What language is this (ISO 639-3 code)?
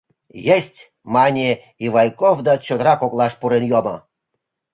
chm